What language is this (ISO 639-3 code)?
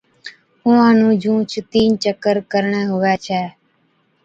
odk